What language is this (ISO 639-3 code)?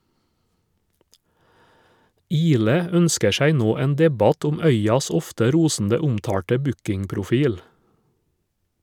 nor